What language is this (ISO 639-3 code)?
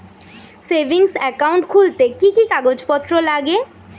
ben